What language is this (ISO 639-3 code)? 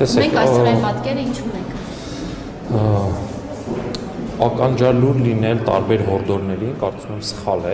ron